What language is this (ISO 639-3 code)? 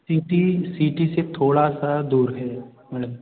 hin